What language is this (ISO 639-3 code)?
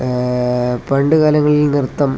mal